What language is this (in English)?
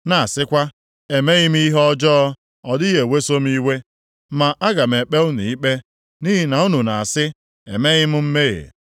Igbo